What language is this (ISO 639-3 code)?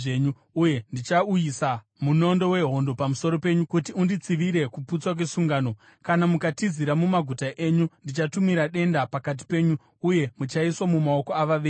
sna